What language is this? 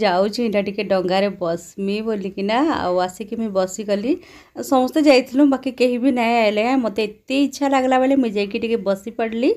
Hindi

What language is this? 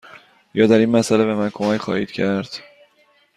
Persian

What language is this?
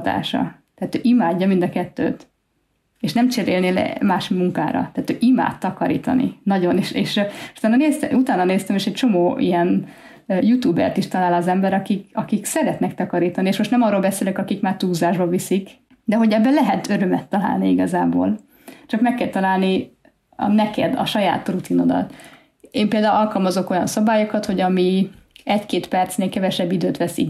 Hungarian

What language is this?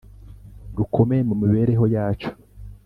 Kinyarwanda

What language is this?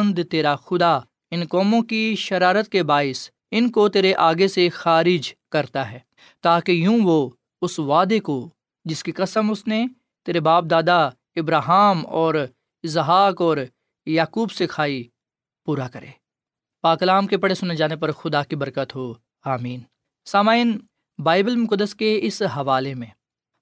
Urdu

